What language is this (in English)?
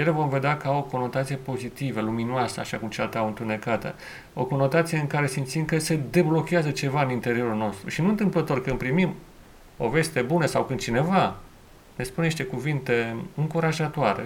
Romanian